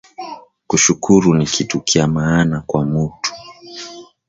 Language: Swahili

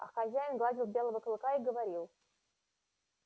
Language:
Russian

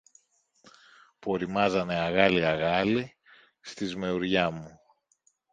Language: Greek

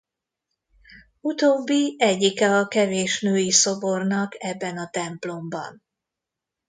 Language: Hungarian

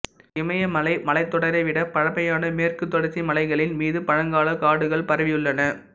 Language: Tamil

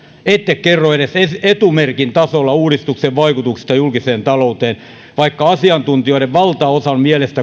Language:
Finnish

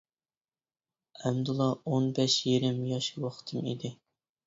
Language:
Uyghur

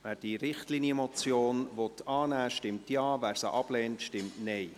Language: Swiss German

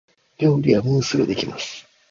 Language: Japanese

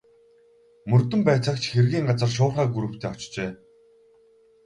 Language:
Mongolian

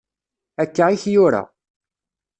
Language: Kabyle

